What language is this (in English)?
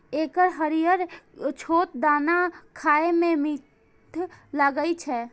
Maithili